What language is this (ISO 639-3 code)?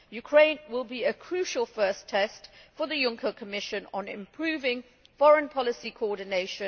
eng